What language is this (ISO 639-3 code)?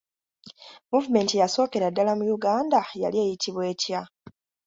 lug